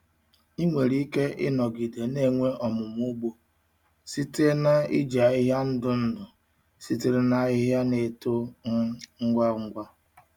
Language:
Igbo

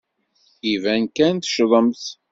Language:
Kabyle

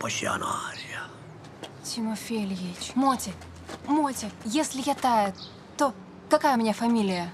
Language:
Russian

